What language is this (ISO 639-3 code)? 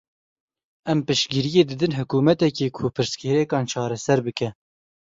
kur